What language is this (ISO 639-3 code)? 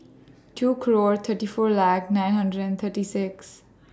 eng